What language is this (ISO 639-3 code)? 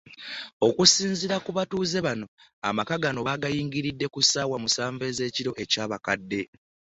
lug